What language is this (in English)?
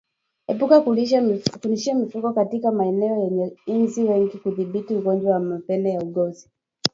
Swahili